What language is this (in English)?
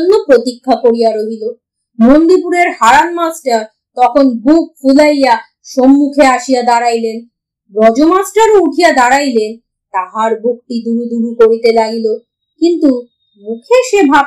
Bangla